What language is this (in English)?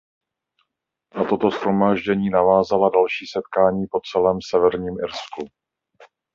Czech